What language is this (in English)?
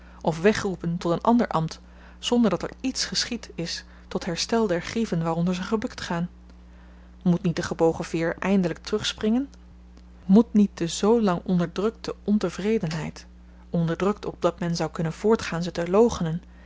Dutch